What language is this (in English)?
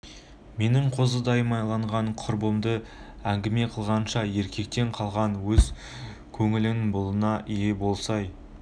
Kazakh